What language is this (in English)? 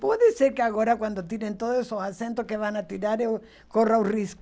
Portuguese